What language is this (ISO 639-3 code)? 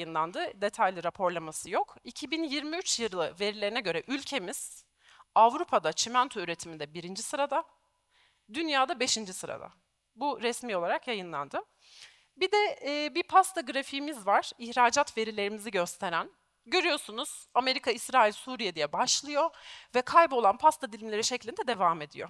tur